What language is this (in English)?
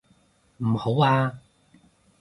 Cantonese